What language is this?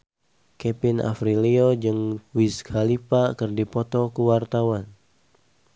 Sundanese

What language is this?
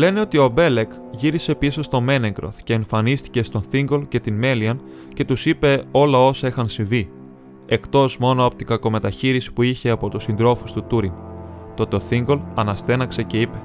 Greek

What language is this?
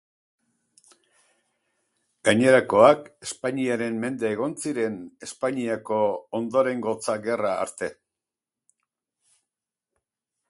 Basque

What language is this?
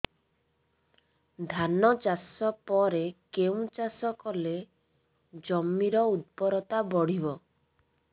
Odia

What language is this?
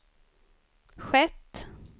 Swedish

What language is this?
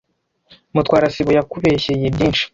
Kinyarwanda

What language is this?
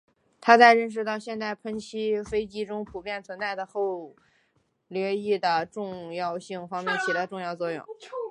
Chinese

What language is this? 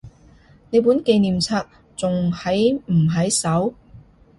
Cantonese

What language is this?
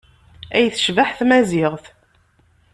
Kabyle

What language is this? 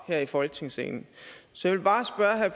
Danish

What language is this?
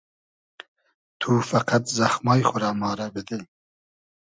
Hazaragi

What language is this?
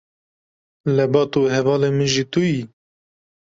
Kurdish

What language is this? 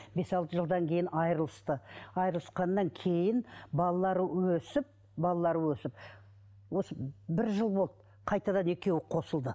Kazakh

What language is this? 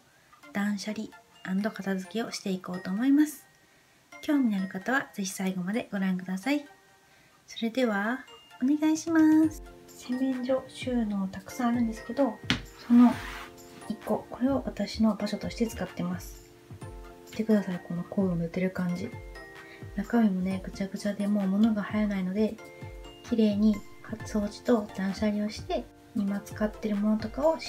Japanese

